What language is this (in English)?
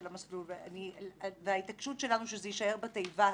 Hebrew